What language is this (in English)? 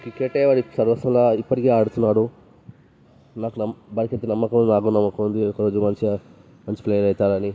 Telugu